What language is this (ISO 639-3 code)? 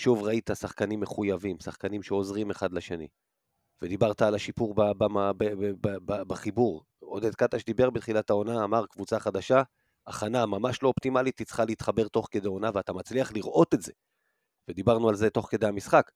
heb